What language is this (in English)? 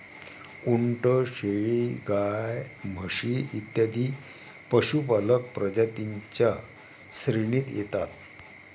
Marathi